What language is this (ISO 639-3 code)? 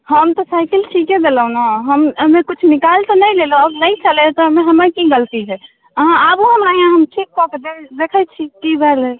mai